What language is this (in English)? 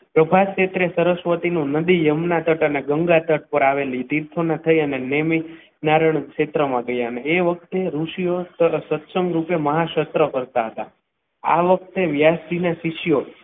Gujarati